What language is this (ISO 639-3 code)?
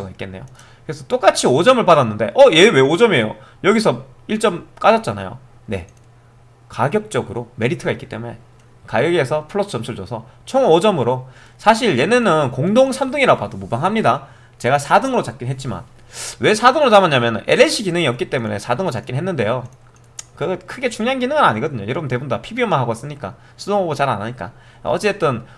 kor